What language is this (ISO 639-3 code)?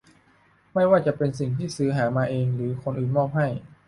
tha